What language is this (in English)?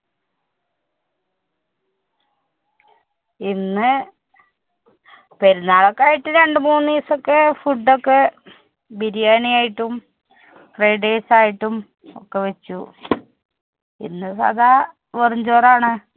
Malayalam